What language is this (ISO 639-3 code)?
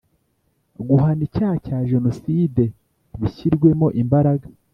kin